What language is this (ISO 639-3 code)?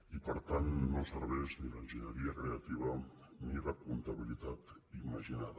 cat